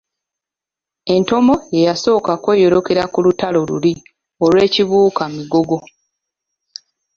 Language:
Ganda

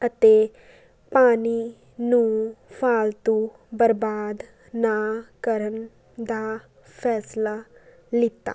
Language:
Punjabi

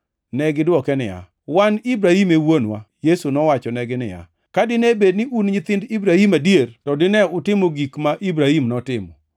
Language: Luo (Kenya and Tanzania)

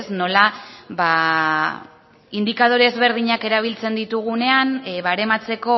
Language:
Basque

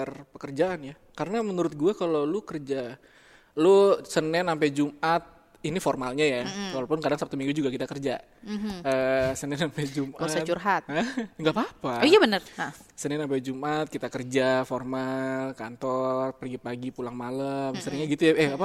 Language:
Indonesian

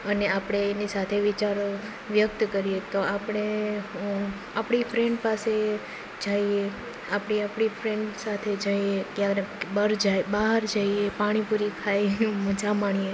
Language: Gujarati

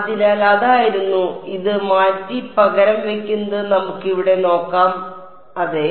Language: Malayalam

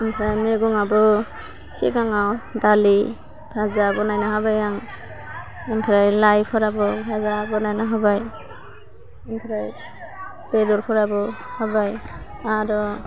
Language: Bodo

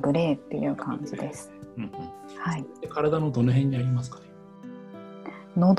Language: Japanese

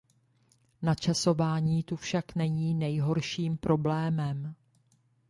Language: Czech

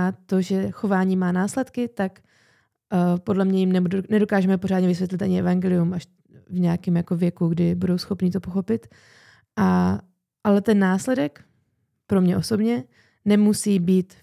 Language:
Czech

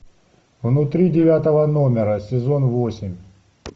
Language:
Russian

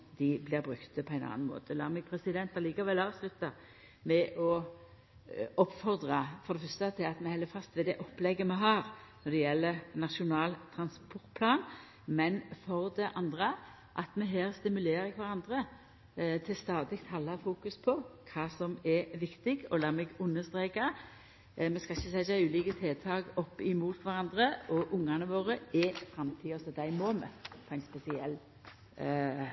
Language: Norwegian Nynorsk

